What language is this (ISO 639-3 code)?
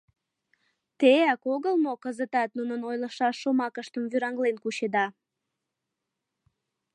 chm